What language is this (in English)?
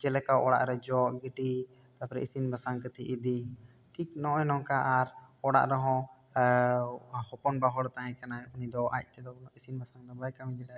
Santali